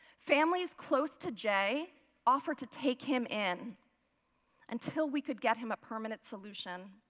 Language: English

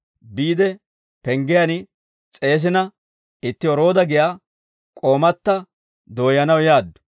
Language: Dawro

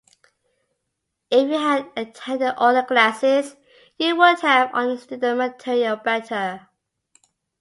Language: English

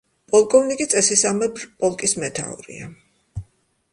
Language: Georgian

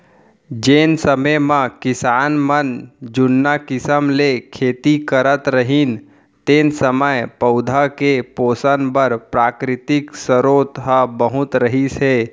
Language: Chhattisgarhi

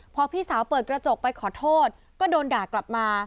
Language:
Thai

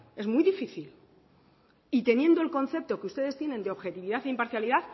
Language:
Spanish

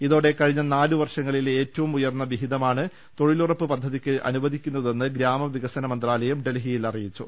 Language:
Malayalam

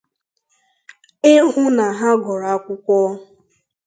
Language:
Igbo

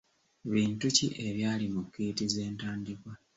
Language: Ganda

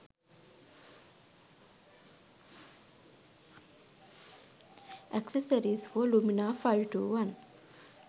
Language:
Sinhala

